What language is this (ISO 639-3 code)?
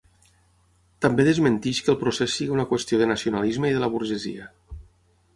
cat